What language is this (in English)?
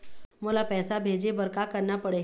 Chhattisgarhi